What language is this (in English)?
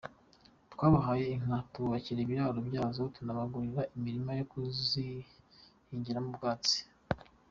Kinyarwanda